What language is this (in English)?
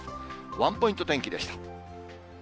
Japanese